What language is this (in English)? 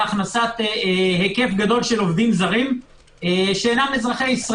Hebrew